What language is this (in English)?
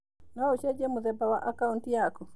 Kikuyu